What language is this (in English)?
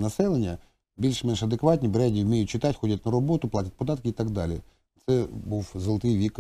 Ukrainian